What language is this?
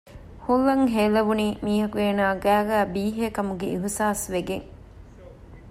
Divehi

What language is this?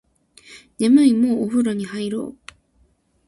Japanese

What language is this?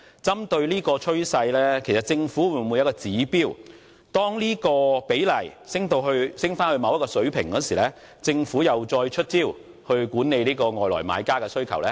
Cantonese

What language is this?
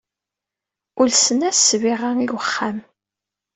Kabyle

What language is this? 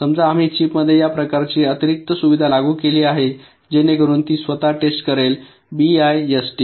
Marathi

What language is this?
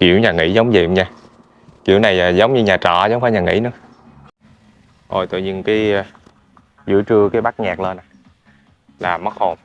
Vietnamese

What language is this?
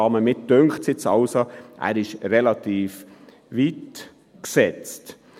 Swiss German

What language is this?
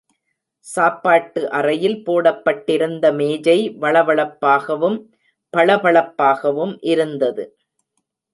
Tamil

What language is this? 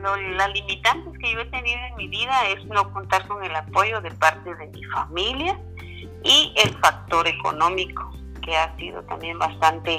Spanish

